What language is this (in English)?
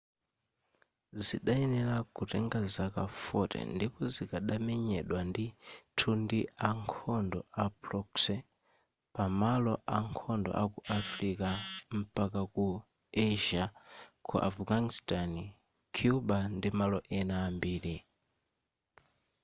Nyanja